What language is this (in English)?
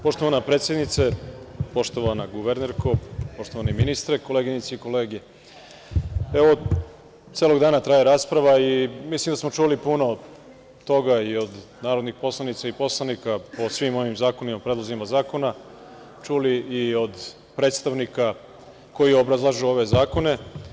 Serbian